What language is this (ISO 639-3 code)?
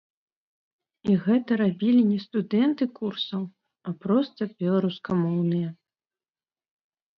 bel